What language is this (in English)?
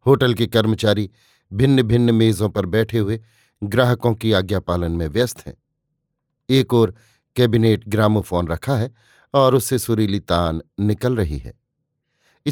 Hindi